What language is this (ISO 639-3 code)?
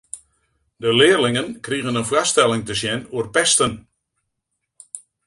fry